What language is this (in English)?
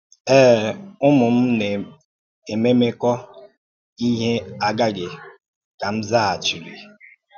Igbo